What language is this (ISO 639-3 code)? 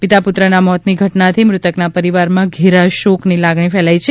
guj